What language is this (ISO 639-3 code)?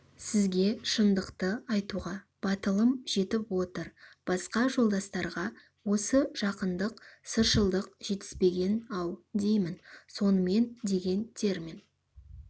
kaz